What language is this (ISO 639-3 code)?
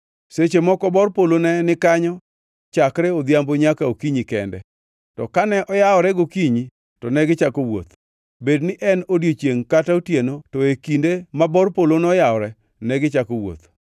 luo